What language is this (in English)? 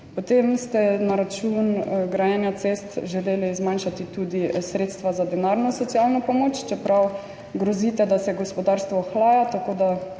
Slovenian